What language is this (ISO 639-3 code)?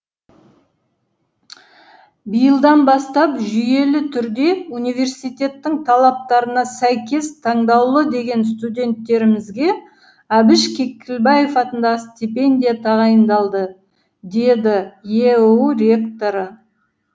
kaz